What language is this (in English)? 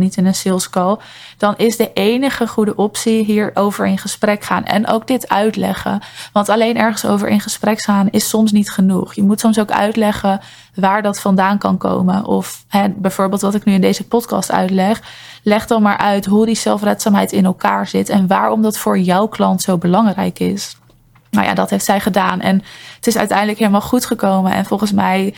Dutch